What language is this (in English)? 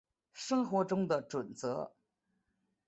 Chinese